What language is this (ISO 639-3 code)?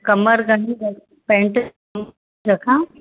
snd